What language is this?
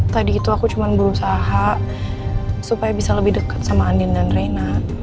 Indonesian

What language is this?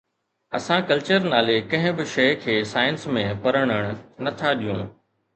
Sindhi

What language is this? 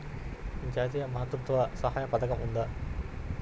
Telugu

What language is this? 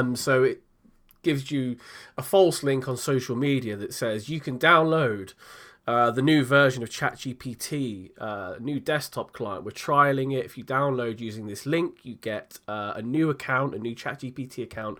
English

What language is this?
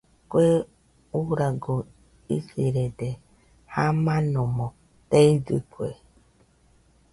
Nüpode Huitoto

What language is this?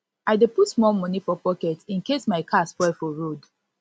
Nigerian Pidgin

